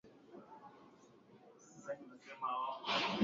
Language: Swahili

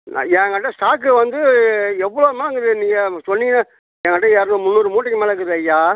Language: Tamil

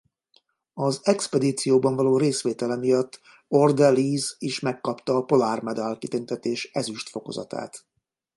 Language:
Hungarian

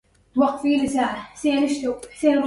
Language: Arabic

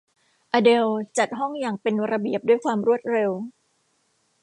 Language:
Thai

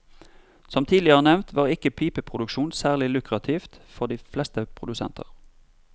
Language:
Norwegian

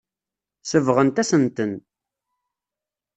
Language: Kabyle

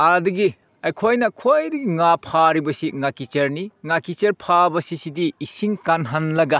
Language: Manipuri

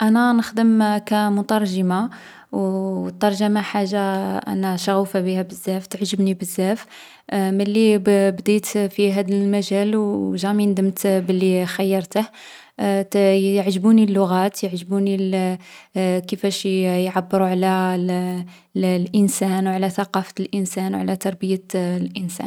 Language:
Algerian Arabic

